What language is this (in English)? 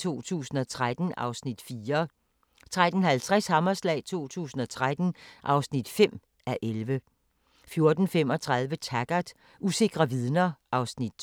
Danish